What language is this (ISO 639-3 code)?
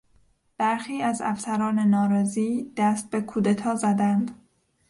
fas